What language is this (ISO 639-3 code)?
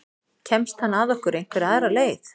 isl